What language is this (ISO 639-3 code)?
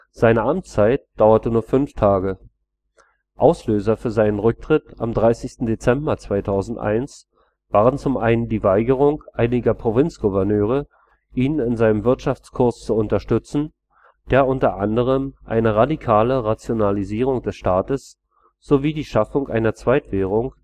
deu